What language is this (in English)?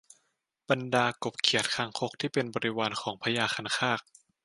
Thai